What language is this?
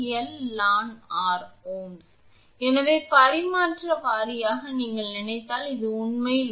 Tamil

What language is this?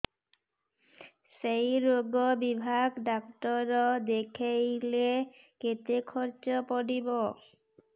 Odia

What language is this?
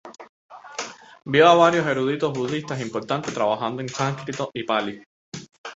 Spanish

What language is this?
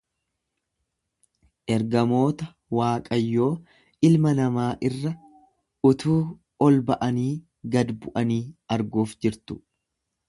Oromo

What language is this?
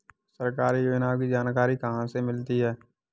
Hindi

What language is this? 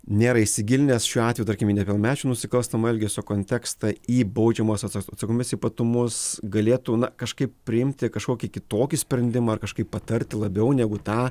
Lithuanian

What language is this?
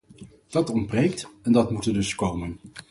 Dutch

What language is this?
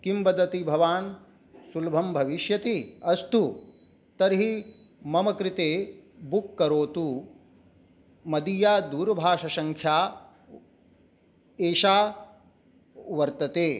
Sanskrit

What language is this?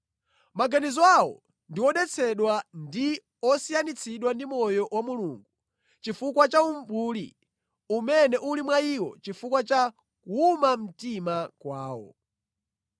Nyanja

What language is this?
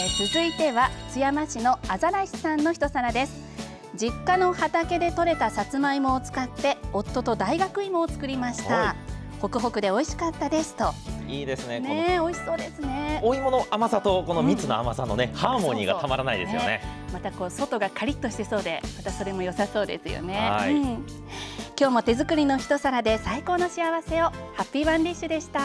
Japanese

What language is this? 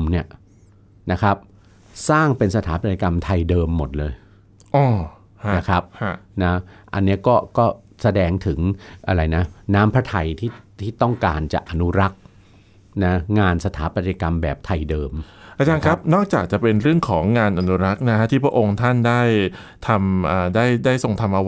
Thai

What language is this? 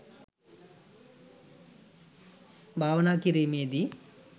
Sinhala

